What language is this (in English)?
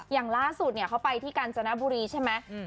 Thai